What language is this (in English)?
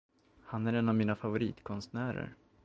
Swedish